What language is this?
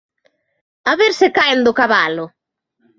Galician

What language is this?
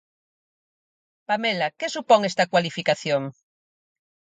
Galician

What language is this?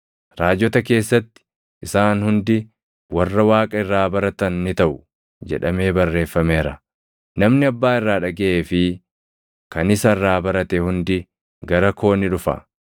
Oromo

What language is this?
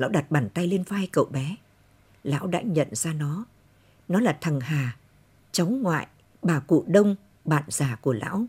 Vietnamese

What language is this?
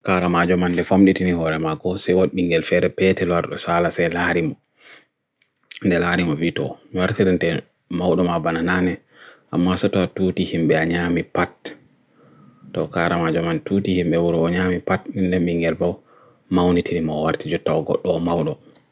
Bagirmi Fulfulde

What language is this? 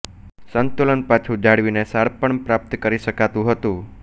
Gujarati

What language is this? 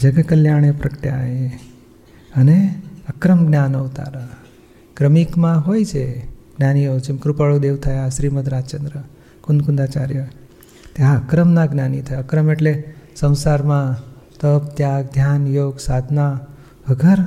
Gujarati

